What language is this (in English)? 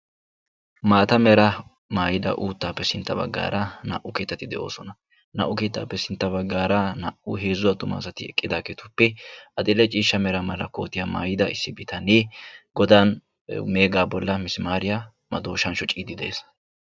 Wolaytta